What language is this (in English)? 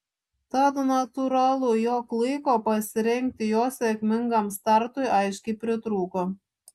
Lithuanian